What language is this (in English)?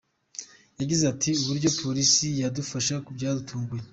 Kinyarwanda